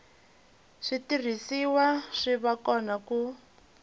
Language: Tsonga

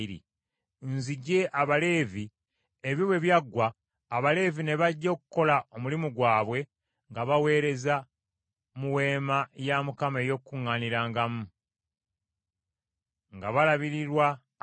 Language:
Ganda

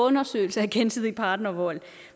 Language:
Danish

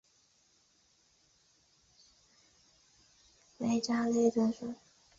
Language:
Chinese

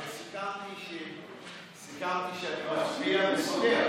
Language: Hebrew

